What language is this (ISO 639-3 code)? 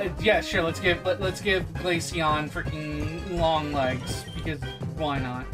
eng